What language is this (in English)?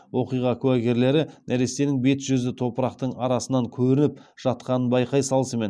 Kazakh